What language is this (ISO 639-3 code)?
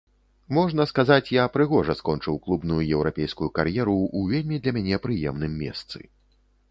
bel